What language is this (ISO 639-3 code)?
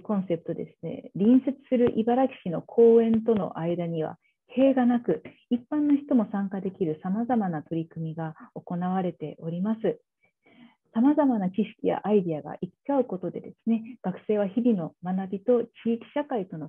jpn